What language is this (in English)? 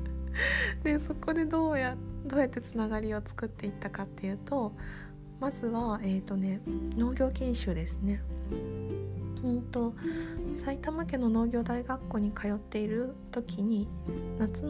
Japanese